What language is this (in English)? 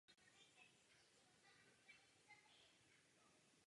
Czech